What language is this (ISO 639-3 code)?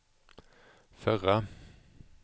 swe